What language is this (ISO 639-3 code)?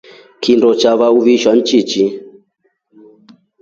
rof